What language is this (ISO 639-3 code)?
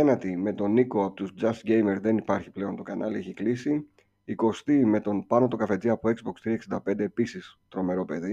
ell